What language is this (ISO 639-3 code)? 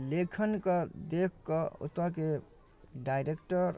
mai